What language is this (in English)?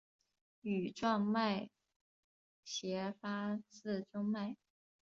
Chinese